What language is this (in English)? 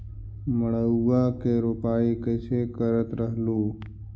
Magahi